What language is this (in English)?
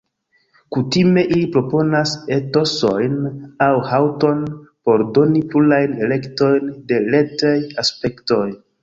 Esperanto